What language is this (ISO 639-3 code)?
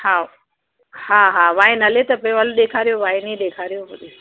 snd